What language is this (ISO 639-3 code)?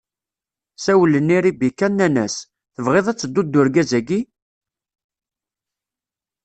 kab